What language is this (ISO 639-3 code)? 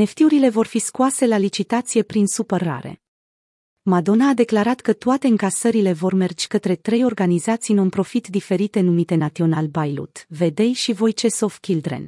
ron